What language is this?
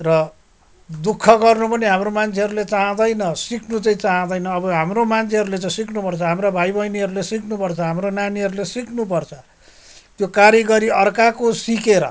Nepali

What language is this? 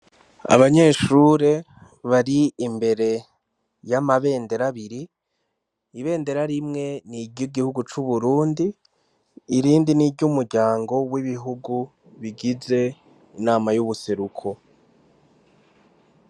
Rundi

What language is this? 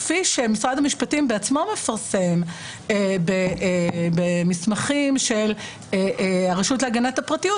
Hebrew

